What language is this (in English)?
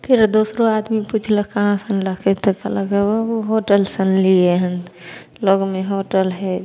Maithili